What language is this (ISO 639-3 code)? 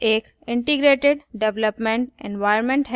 hin